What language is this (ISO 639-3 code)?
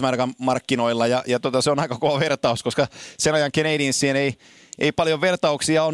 fin